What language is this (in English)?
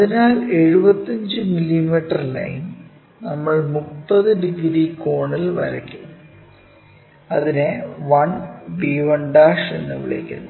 Malayalam